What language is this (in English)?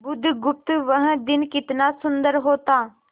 Hindi